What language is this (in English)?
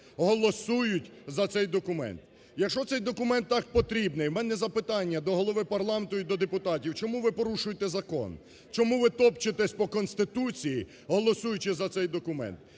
Ukrainian